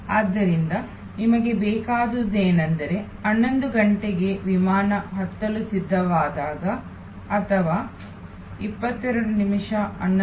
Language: Kannada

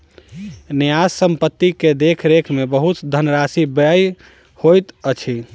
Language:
Maithili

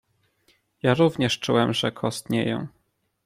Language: Polish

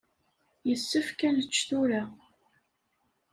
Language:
Kabyle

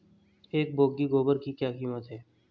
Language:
Hindi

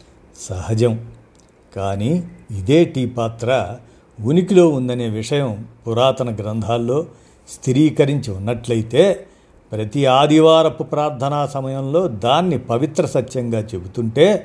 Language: Telugu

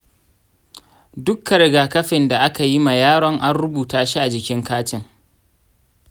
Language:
Hausa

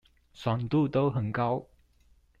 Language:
Chinese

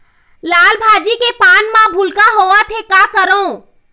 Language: Chhattisgarhi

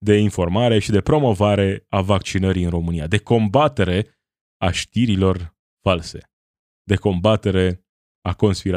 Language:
Romanian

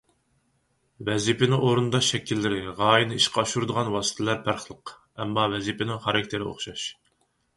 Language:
Uyghur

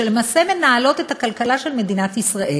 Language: Hebrew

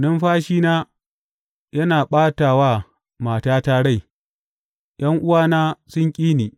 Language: Hausa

